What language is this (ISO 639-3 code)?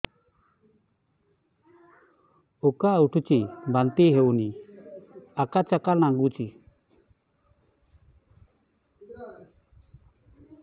ori